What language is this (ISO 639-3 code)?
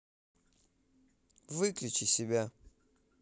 rus